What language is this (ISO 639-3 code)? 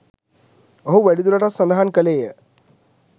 sin